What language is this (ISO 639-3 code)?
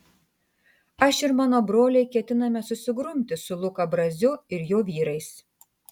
lit